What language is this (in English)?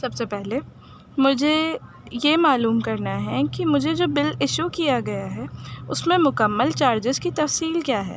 Urdu